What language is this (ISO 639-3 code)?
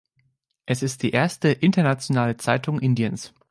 deu